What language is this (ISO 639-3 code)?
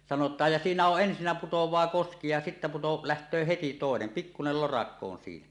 fin